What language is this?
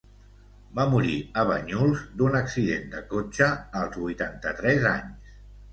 Catalan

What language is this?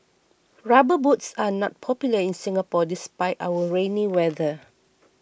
English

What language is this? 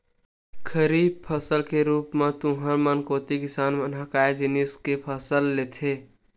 Chhattisgarhi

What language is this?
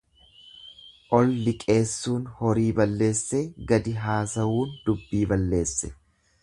Oromo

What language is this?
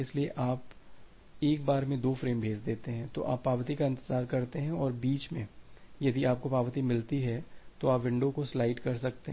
Hindi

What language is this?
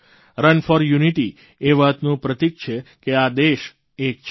Gujarati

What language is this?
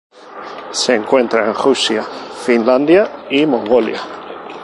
Spanish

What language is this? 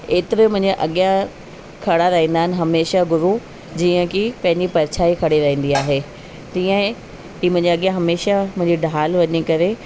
Sindhi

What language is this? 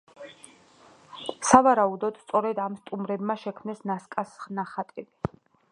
Georgian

